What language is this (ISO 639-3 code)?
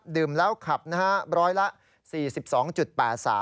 tha